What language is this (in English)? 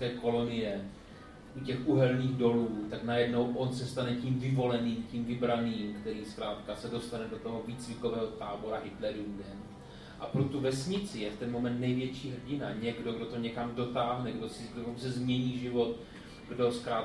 Czech